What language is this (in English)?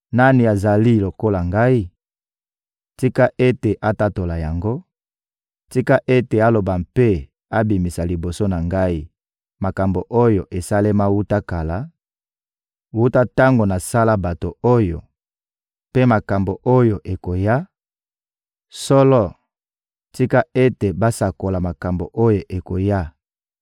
Lingala